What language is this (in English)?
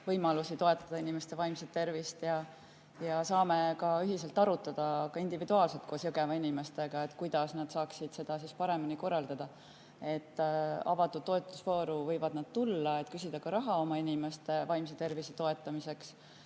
Estonian